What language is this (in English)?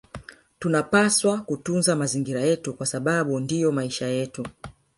Swahili